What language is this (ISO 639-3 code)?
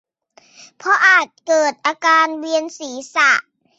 tha